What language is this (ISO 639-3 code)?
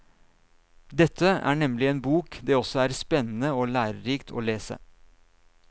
nor